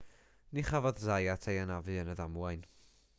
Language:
Welsh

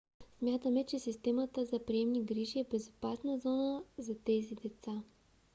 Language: Bulgarian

